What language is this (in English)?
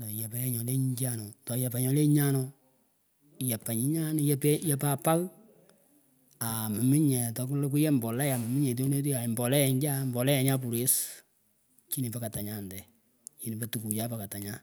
Pökoot